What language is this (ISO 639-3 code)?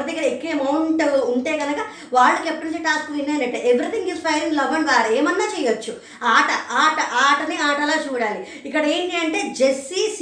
tel